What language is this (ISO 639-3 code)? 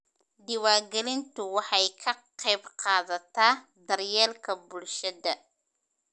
som